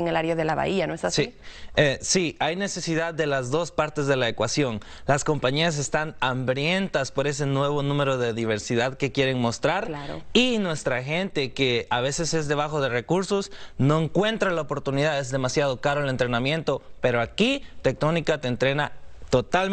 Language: Spanish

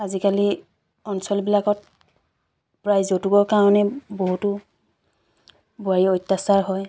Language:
Assamese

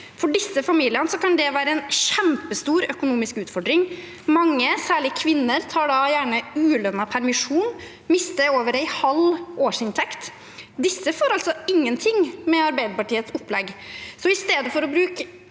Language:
Norwegian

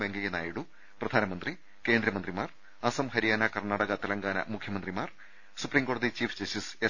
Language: Malayalam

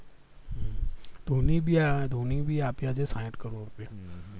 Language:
Gujarati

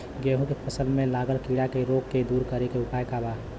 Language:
Bhojpuri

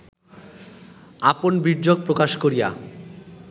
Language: Bangla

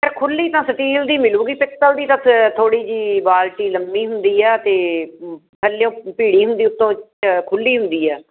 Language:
Punjabi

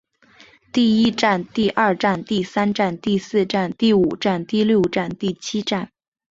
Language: Chinese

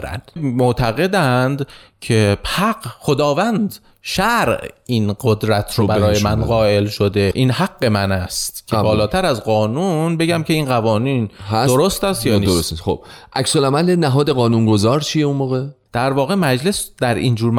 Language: Persian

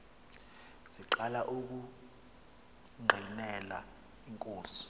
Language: Xhosa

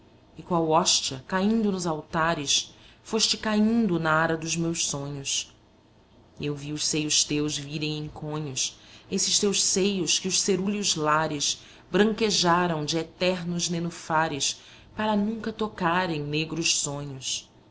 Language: Portuguese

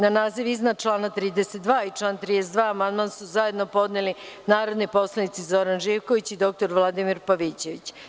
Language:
Serbian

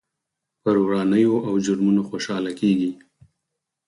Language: Pashto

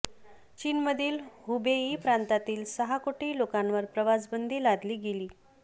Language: Marathi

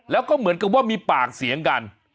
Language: Thai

